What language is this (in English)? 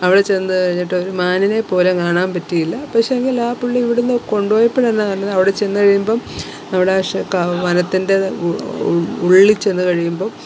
Malayalam